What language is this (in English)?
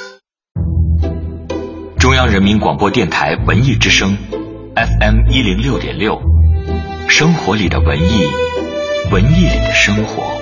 Chinese